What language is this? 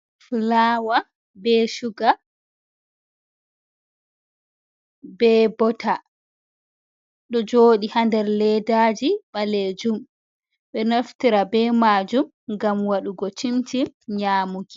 Fula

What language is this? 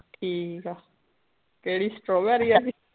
Punjabi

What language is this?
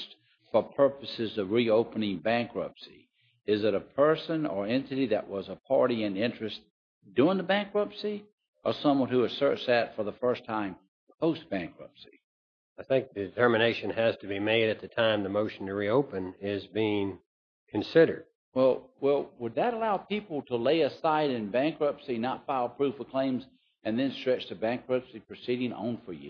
English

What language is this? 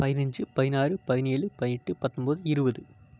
Tamil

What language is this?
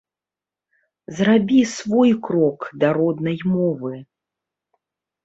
Belarusian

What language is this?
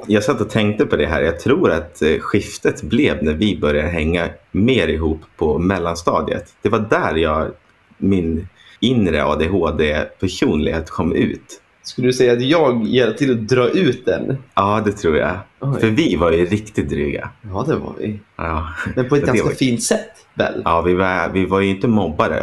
Swedish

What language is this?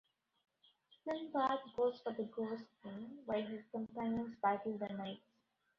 English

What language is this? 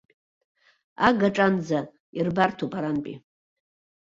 Abkhazian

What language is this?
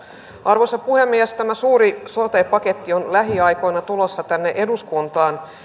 Finnish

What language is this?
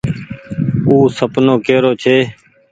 Goaria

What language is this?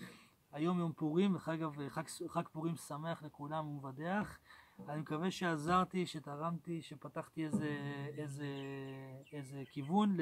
Hebrew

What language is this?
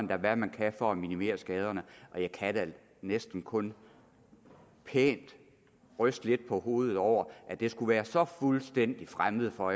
Danish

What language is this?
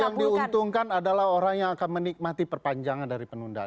Indonesian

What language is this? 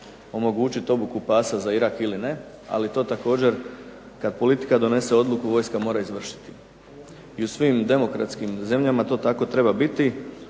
Croatian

